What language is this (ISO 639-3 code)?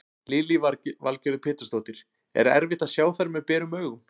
isl